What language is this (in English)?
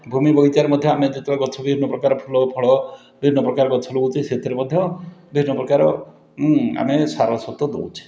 Odia